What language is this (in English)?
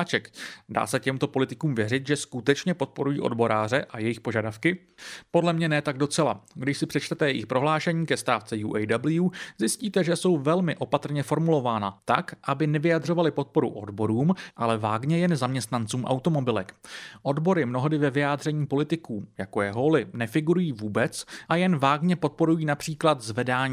Czech